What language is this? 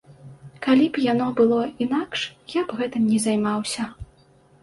Belarusian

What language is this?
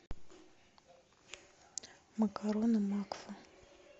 Russian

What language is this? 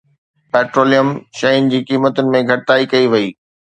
Sindhi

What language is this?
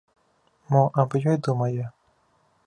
Belarusian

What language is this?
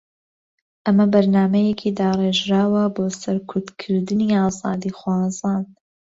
Central Kurdish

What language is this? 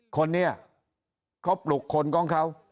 Thai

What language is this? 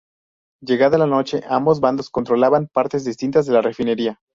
Spanish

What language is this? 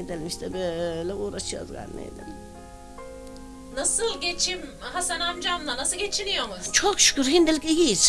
Turkish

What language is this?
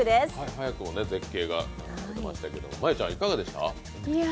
Japanese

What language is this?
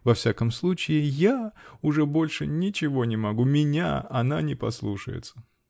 Russian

